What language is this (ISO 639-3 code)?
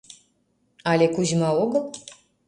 chm